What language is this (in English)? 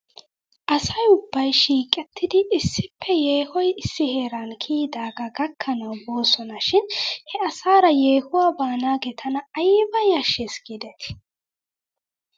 Wolaytta